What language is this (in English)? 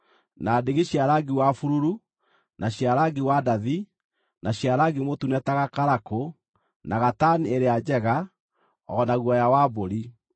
Kikuyu